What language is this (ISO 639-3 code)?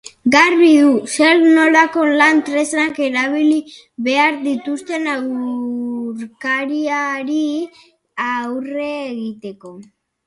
eus